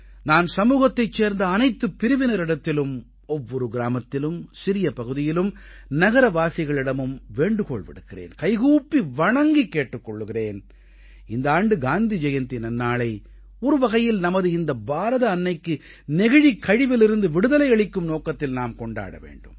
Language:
Tamil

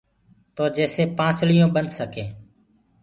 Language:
Gurgula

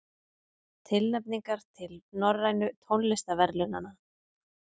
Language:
Icelandic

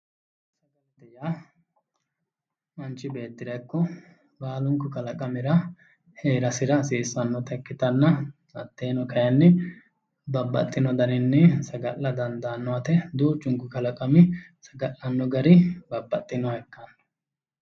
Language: Sidamo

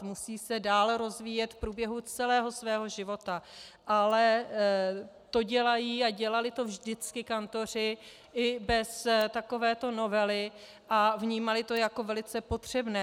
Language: Czech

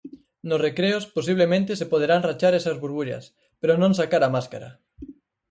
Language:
Galician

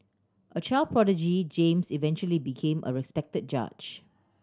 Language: English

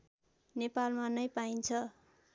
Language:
Nepali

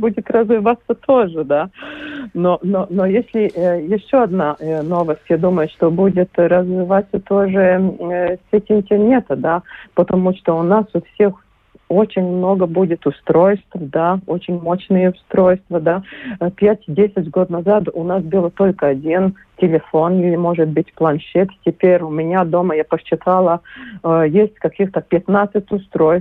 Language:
Russian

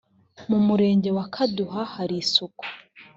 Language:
Kinyarwanda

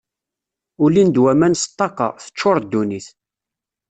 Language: Kabyle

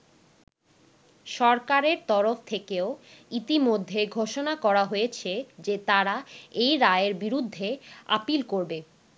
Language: Bangla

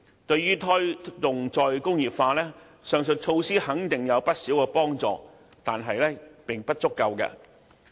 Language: Cantonese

